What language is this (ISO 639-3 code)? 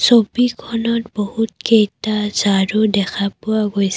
asm